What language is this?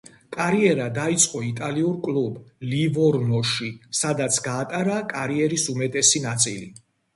Georgian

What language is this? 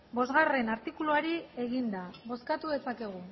Basque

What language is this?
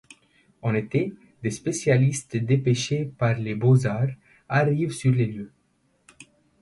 French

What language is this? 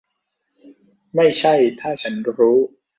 Thai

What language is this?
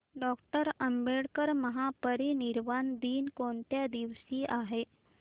Marathi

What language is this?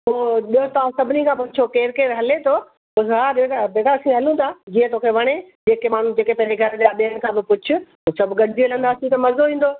Sindhi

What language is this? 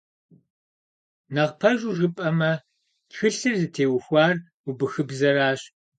Kabardian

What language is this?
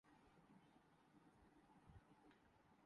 Urdu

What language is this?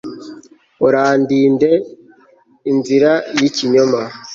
Kinyarwanda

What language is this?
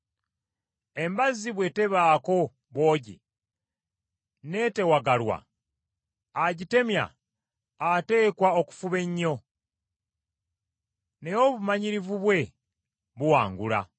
Ganda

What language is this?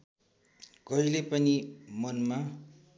Nepali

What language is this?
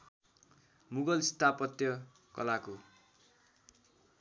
Nepali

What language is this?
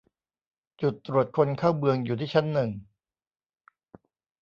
Thai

